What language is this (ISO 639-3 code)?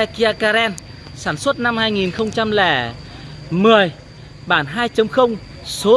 vie